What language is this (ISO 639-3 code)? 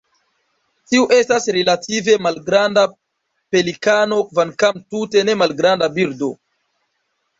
epo